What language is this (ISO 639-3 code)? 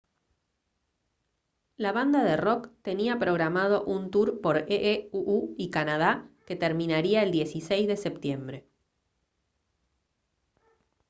spa